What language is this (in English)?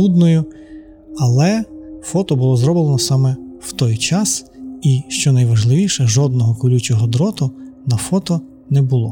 Ukrainian